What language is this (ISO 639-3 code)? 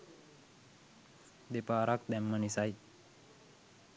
sin